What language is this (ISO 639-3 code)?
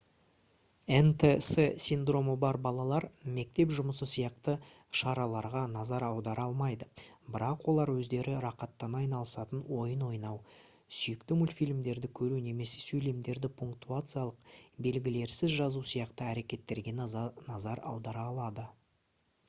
kaz